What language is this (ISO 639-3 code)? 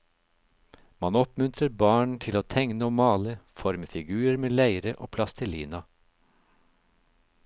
nor